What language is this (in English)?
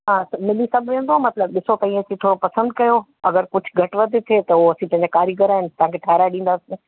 Sindhi